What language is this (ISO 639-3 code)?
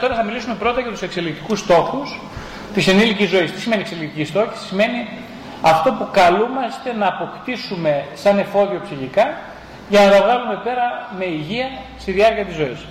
ell